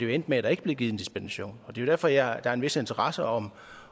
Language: Danish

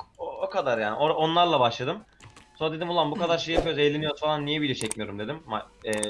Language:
Turkish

